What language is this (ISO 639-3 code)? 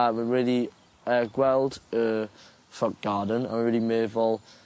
cym